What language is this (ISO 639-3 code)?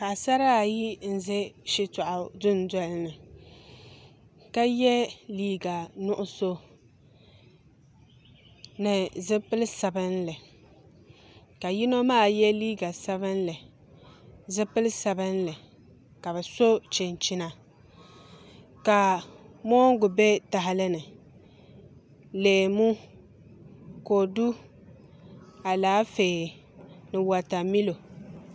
dag